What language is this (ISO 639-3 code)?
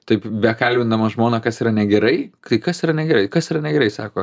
lit